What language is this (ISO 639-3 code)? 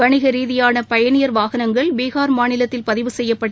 tam